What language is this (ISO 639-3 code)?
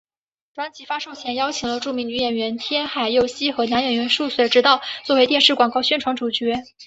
zho